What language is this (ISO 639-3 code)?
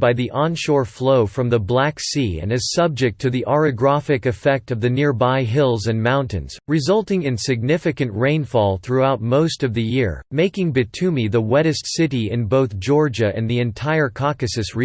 eng